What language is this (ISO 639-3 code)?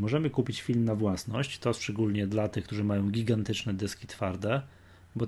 pol